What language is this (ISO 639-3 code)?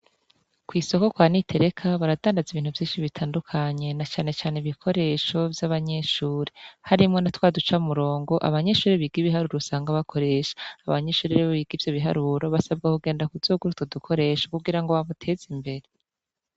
run